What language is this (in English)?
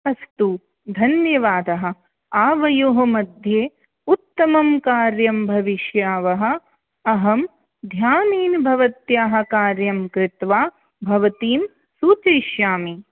Sanskrit